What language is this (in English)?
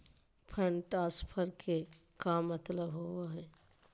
Magahi